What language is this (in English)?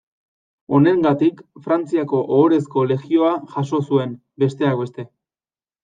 Basque